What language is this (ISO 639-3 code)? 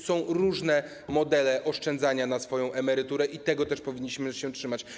pol